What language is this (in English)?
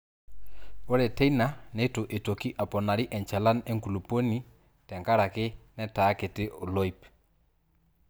Masai